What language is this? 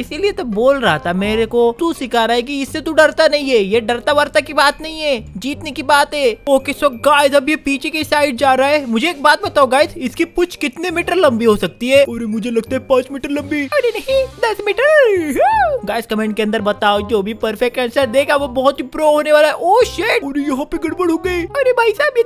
Hindi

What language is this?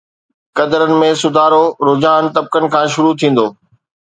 Sindhi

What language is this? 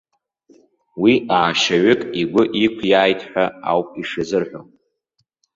Abkhazian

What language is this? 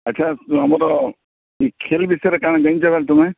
Odia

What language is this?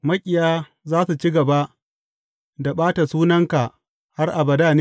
Hausa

